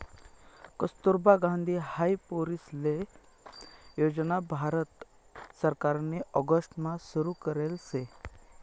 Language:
Marathi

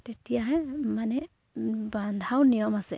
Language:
Assamese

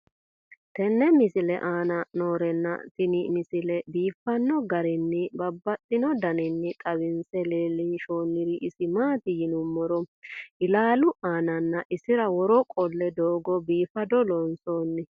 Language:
Sidamo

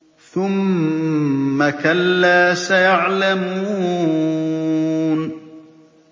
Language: Arabic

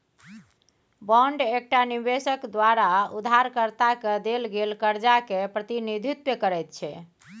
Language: Maithili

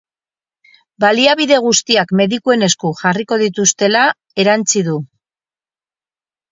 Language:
Basque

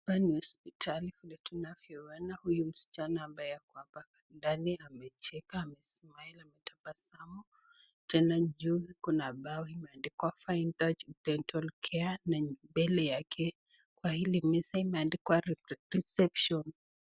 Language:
Swahili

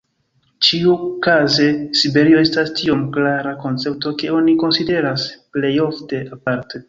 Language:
Esperanto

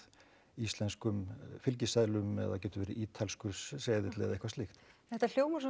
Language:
Icelandic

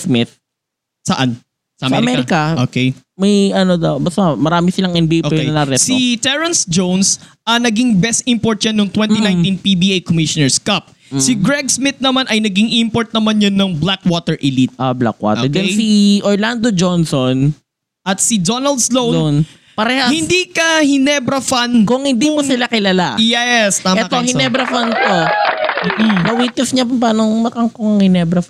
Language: Filipino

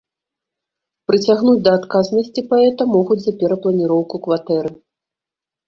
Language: Belarusian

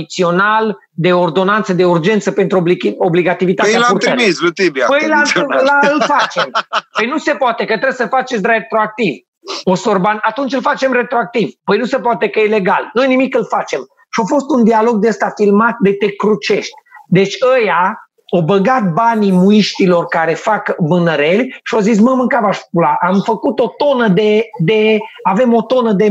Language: Romanian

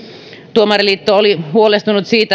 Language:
Finnish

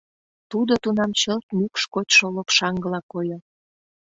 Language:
Mari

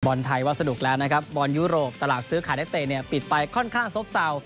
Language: Thai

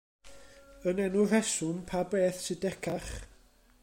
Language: Welsh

